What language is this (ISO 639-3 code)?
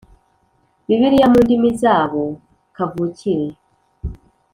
kin